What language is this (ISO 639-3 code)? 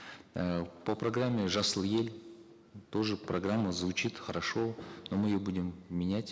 kaz